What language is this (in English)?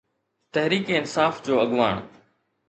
Sindhi